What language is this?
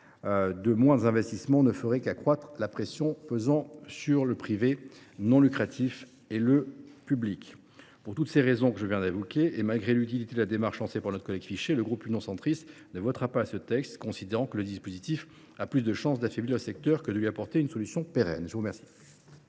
French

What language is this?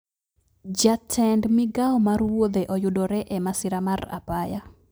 Luo (Kenya and Tanzania)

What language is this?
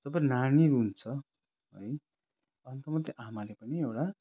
Nepali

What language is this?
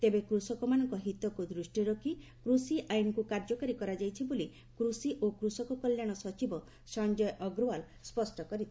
Odia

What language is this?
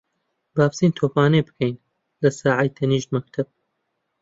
Central Kurdish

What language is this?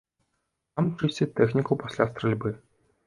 Belarusian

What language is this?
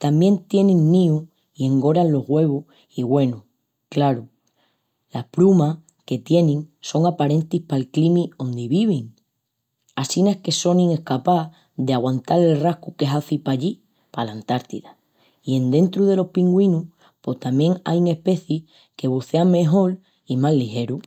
Extremaduran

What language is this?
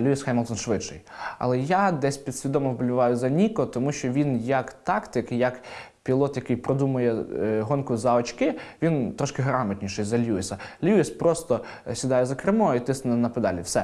Ukrainian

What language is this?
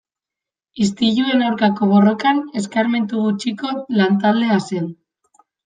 Basque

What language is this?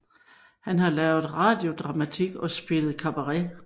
Danish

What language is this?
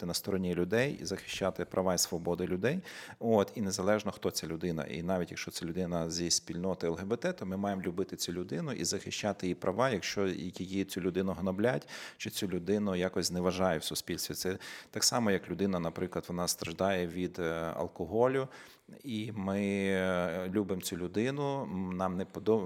Ukrainian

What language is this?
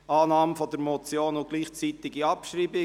Swiss German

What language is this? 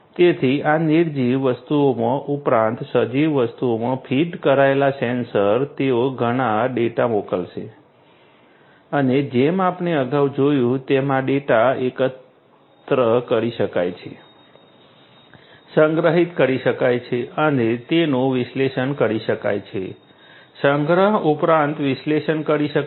Gujarati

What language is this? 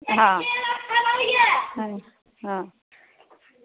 Dogri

